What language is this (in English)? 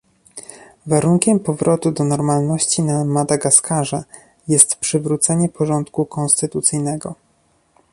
Polish